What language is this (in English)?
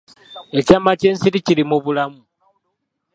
Ganda